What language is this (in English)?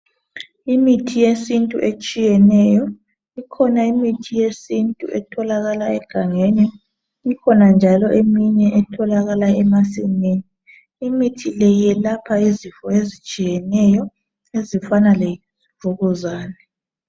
North Ndebele